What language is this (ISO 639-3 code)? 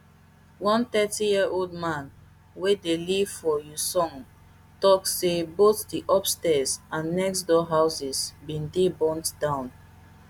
pcm